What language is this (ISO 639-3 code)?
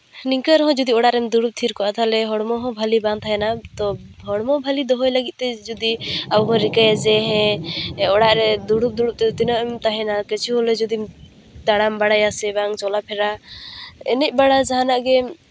sat